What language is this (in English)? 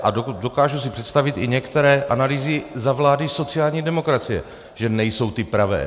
Czech